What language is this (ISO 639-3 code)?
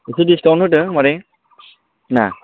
brx